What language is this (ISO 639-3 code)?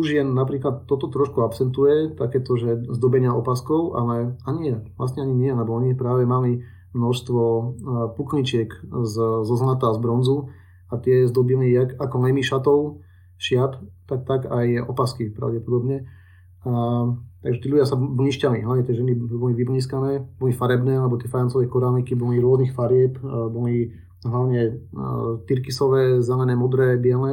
slk